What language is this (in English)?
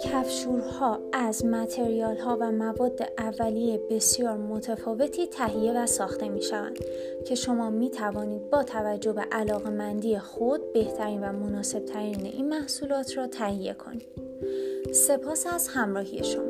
Persian